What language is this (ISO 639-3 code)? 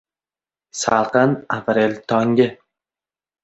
uzb